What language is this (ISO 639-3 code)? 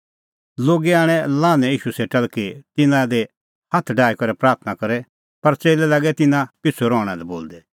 kfx